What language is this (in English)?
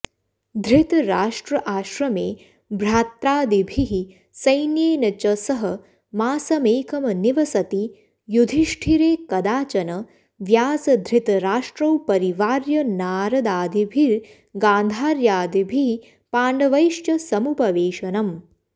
Sanskrit